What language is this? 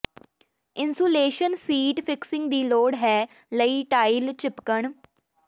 Punjabi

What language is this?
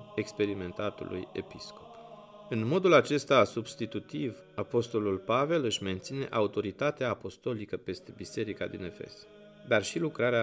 Romanian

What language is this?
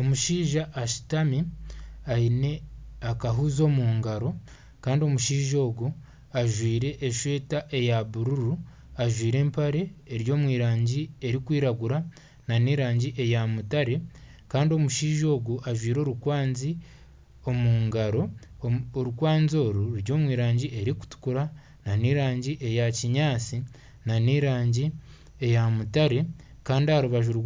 Nyankole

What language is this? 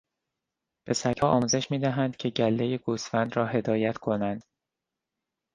Persian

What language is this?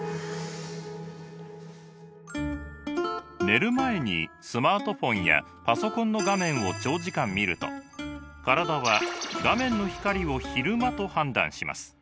Japanese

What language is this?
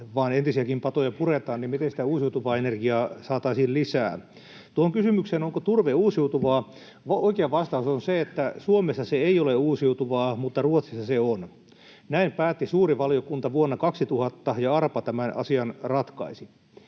Finnish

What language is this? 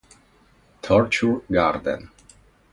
Italian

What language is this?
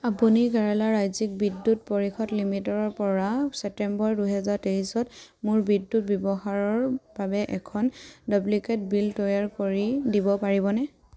Assamese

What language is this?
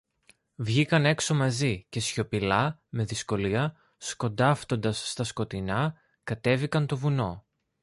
Greek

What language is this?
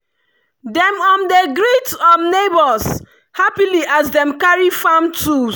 Nigerian Pidgin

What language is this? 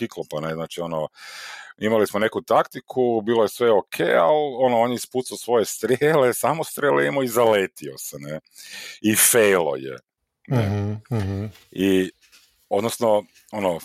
Croatian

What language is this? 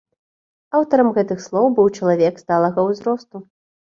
Belarusian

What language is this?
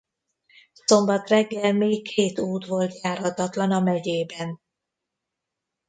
Hungarian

